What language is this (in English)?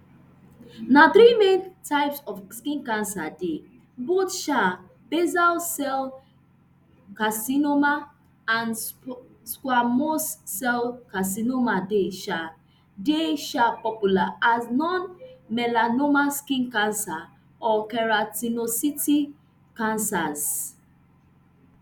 Nigerian Pidgin